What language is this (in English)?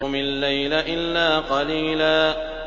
Arabic